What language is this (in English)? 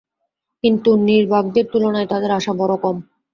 Bangla